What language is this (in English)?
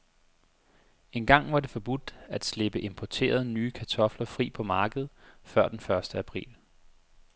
Danish